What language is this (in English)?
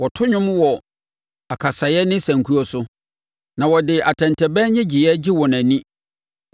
Akan